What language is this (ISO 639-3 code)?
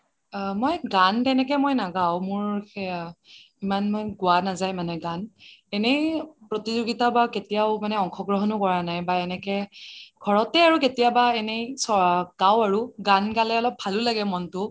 asm